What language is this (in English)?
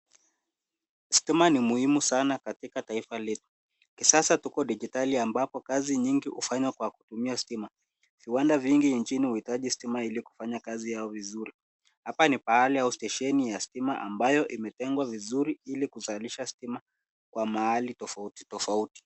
Swahili